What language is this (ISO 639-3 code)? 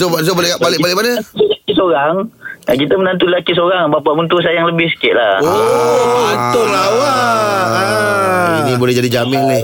msa